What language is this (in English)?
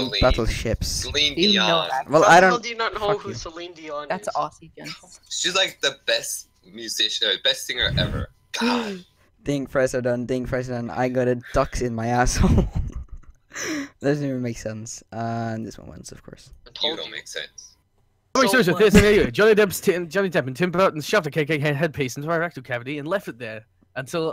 English